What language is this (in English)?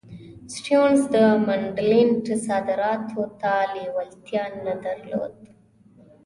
Pashto